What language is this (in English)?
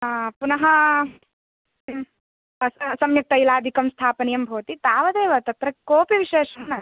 Sanskrit